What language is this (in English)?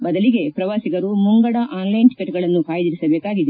Kannada